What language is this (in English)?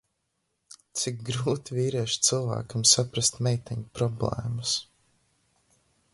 Latvian